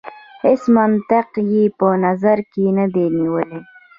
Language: Pashto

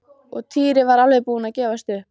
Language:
Icelandic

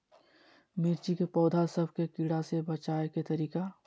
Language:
Magahi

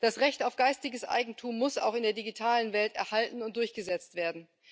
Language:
German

